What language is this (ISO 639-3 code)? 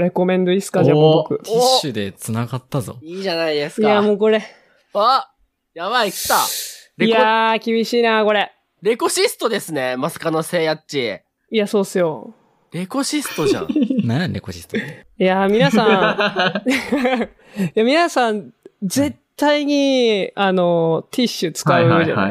jpn